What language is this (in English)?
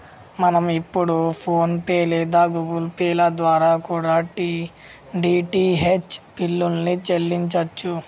Telugu